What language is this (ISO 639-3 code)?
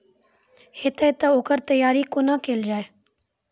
mai